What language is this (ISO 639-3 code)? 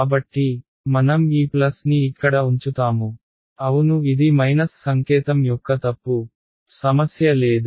tel